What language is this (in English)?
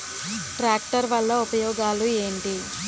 Telugu